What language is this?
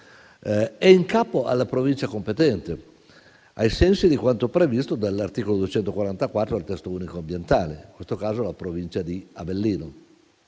Italian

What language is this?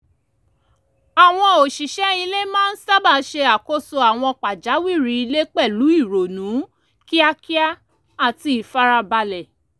Yoruba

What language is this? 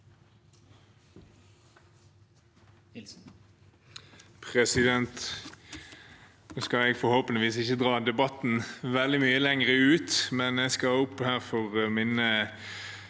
Norwegian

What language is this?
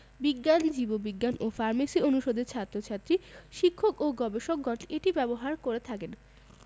Bangla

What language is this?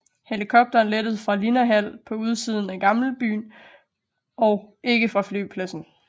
Danish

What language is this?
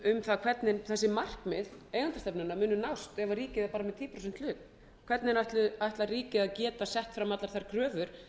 Icelandic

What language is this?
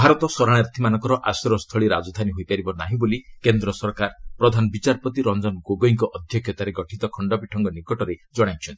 Odia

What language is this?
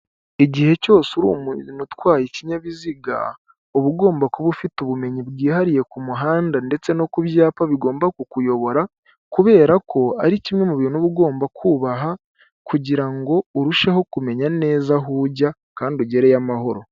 Kinyarwanda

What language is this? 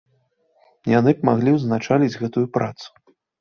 Belarusian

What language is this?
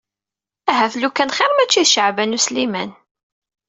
Kabyle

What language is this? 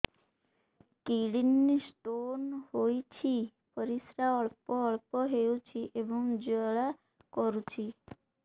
Odia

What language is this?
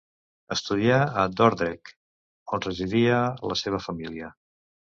Catalan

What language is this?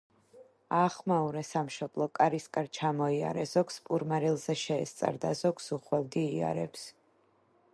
Georgian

